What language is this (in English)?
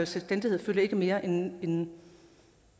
Danish